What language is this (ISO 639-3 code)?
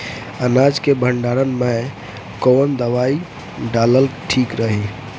bho